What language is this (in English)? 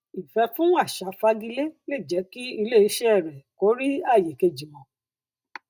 Yoruba